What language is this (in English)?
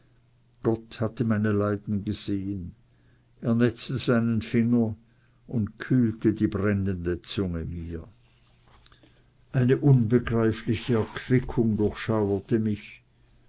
German